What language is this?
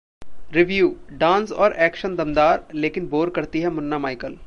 Hindi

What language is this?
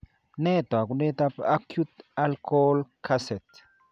Kalenjin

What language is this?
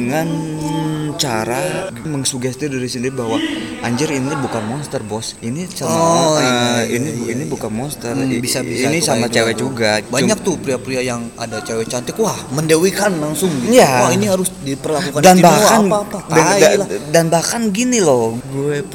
Indonesian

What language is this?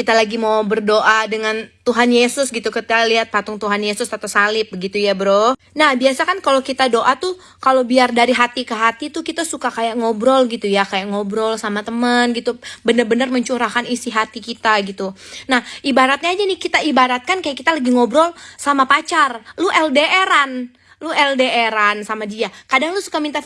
Indonesian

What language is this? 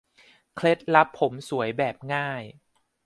Thai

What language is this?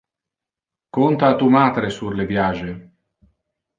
Interlingua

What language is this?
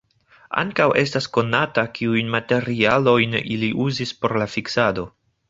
Esperanto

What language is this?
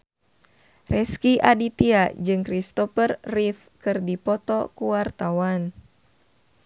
Sundanese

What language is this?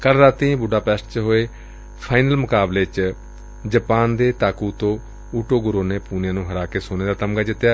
Punjabi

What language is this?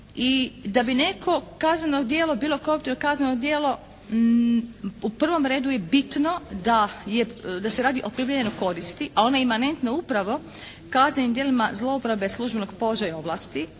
Croatian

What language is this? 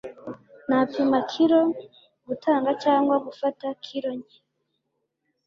Kinyarwanda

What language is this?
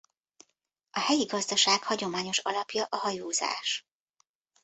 Hungarian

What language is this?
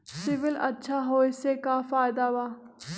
Magahi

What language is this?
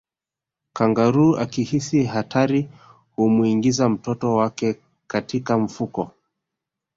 Swahili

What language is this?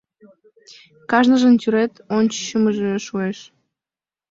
Mari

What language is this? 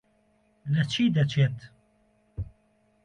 Central Kurdish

